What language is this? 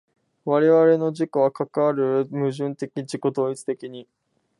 Japanese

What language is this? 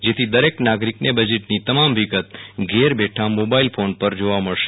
Gujarati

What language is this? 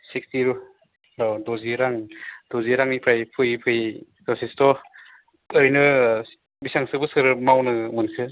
Bodo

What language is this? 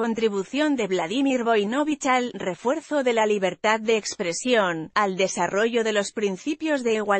Spanish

